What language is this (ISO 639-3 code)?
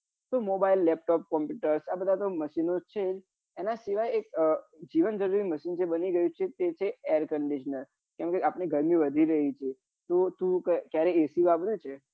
guj